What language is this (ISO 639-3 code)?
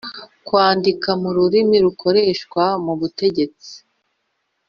kin